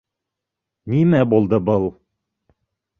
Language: Bashkir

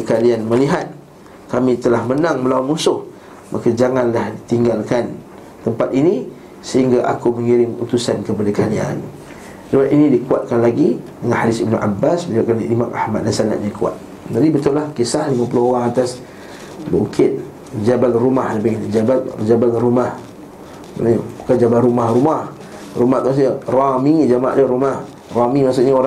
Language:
Malay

